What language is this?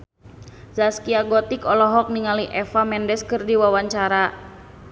Sundanese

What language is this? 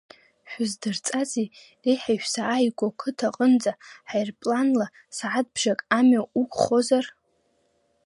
Abkhazian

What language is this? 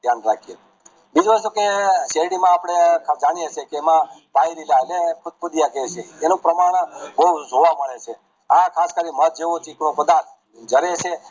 Gujarati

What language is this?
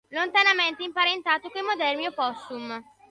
Italian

